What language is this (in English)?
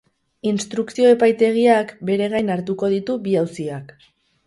Basque